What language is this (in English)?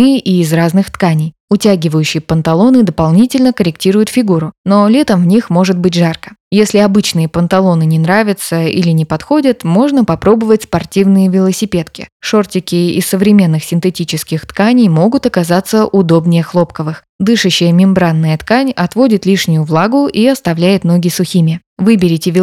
Russian